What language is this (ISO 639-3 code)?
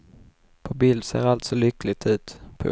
swe